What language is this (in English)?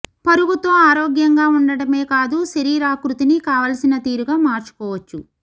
Telugu